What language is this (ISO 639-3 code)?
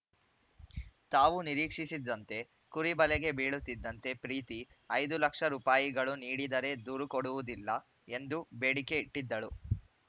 kan